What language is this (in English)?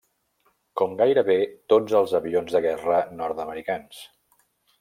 Catalan